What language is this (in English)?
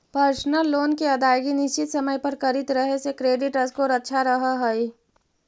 Magahi